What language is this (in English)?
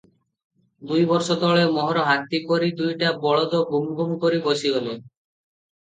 Odia